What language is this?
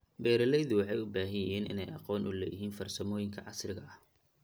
Somali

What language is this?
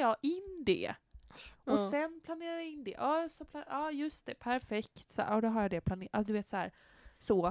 Swedish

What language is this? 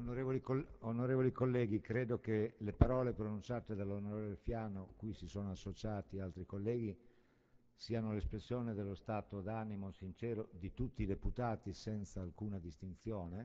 Italian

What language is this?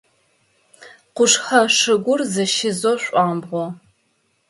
Adyghe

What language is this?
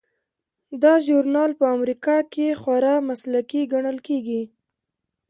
Pashto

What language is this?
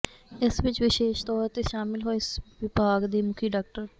Punjabi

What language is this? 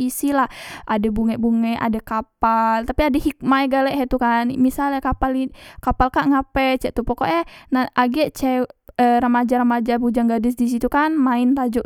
Musi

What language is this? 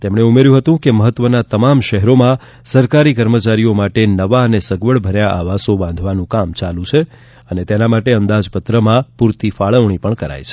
Gujarati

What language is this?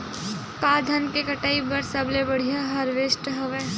Chhattisgarhi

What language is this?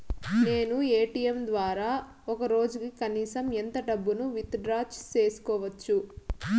Telugu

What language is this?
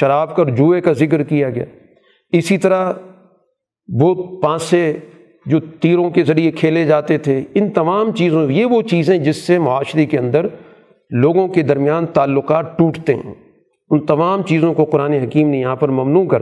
Urdu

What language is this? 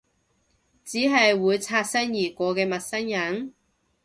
Cantonese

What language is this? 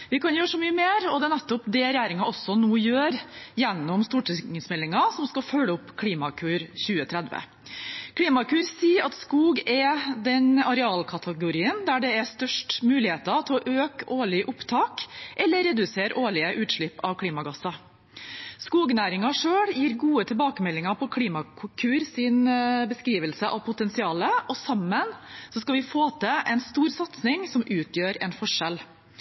Norwegian Bokmål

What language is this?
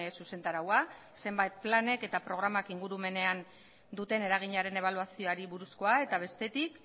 Basque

